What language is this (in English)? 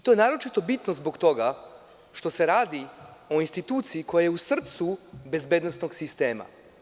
Serbian